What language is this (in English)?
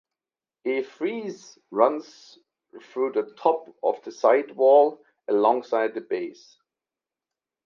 English